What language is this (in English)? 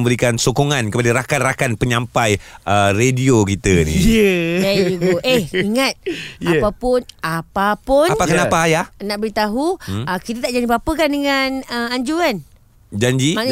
Malay